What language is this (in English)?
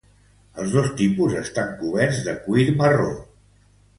Catalan